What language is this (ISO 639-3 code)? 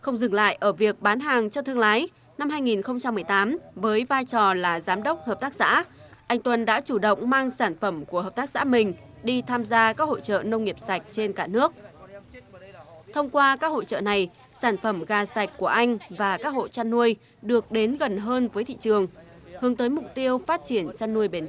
vie